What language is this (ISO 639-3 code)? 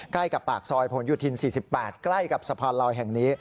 tha